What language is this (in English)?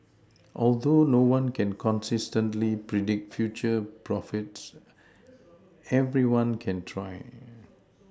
English